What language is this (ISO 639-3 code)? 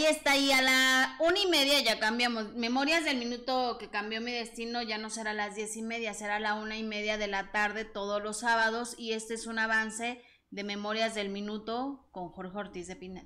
spa